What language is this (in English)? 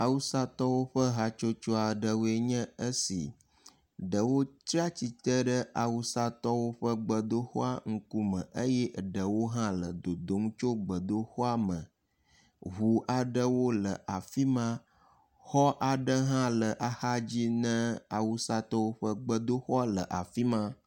Ewe